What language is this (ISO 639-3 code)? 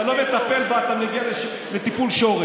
heb